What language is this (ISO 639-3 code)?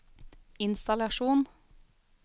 nor